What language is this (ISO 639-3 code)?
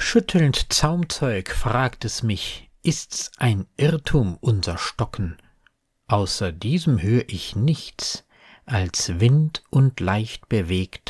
deu